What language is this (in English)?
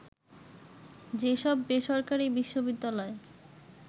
Bangla